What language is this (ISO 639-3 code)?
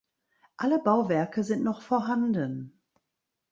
deu